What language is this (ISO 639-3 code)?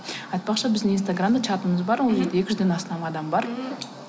kaz